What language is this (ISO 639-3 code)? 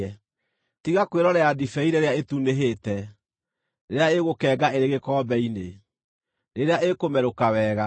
kik